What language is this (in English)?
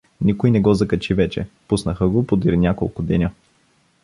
Bulgarian